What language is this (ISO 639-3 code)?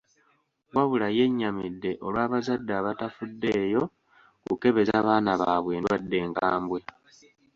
lug